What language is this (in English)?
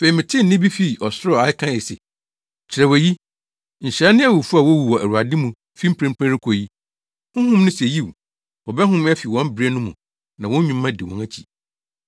Akan